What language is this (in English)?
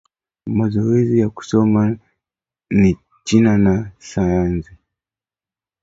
Swahili